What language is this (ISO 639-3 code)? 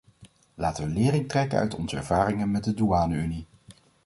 nld